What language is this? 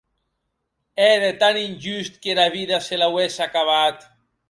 Occitan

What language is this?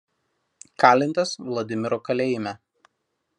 Lithuanian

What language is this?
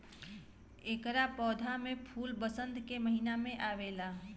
Bhojpuri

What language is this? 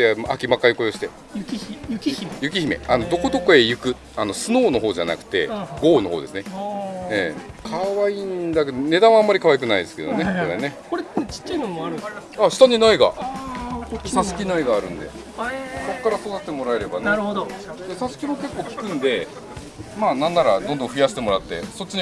Japanese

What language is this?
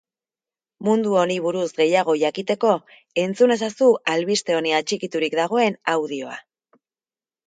Basque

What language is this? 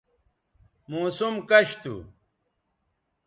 Bateri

